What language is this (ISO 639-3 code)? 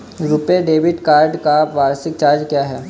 hin